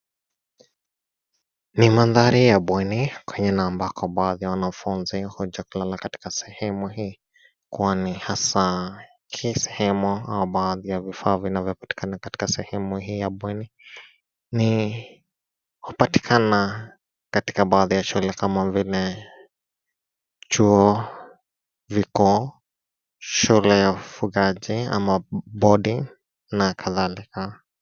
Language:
Swahili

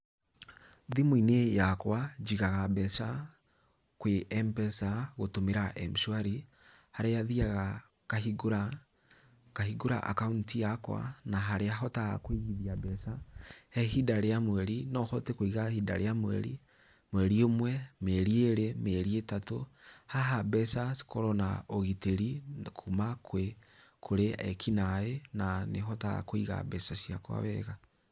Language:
Kikuyu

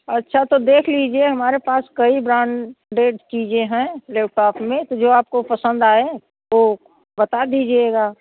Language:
Hindi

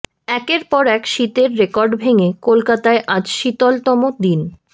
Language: Bangla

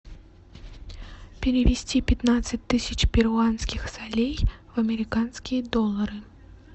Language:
Russian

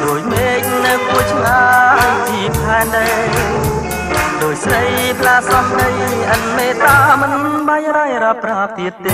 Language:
Thai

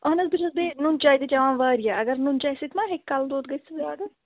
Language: Kashmiri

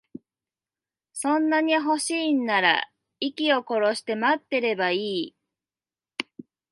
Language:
Japanese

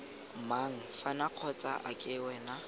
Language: Tswana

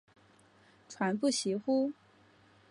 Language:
Chinese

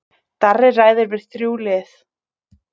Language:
Icelandic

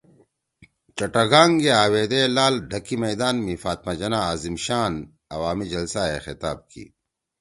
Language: Torwali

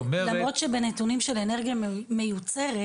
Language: Hebrew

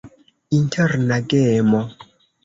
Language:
Esperanto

